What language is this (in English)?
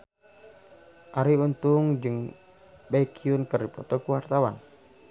Sundanese